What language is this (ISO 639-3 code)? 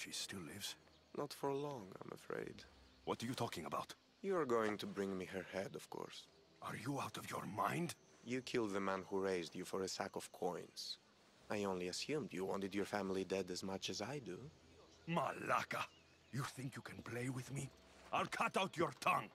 pol